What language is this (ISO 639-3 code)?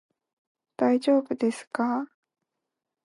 jpn